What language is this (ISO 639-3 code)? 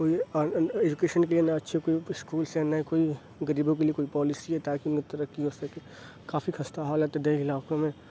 urd